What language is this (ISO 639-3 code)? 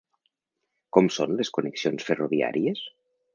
cat